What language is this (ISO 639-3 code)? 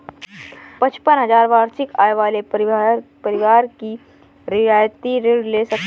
hin